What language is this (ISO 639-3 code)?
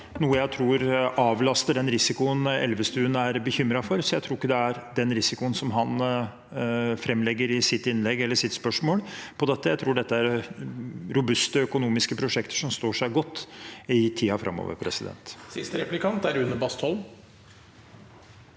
nor